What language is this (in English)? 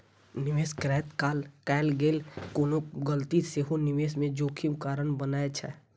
Maithili